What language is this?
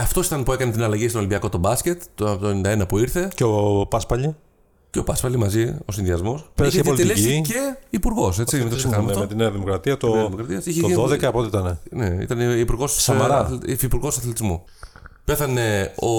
Greek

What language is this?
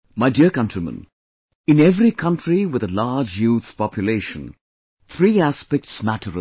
English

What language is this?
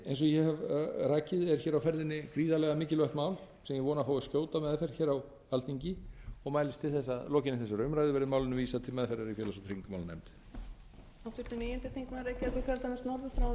Icelandic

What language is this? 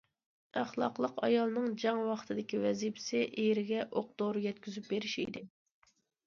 Uyghur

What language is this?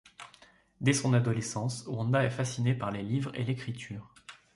French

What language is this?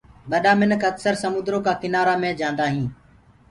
Gurgula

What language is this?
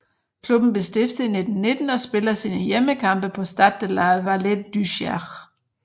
Danish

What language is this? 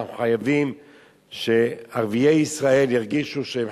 Hebrew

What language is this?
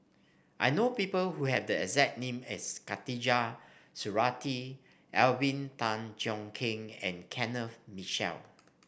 English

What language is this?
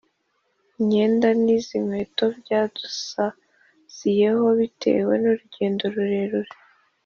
Kinyarwanda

